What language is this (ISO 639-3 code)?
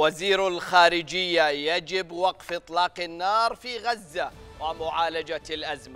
ara